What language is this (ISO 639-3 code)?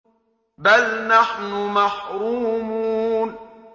ara